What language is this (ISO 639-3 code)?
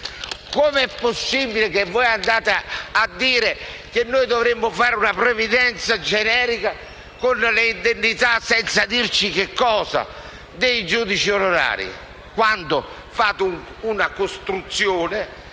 ita